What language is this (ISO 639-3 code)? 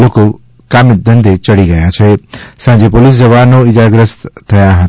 guj